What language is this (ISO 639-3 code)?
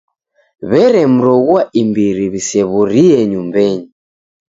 dav